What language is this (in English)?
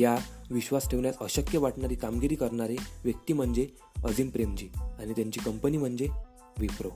Marathi